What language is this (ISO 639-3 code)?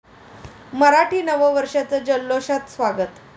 mar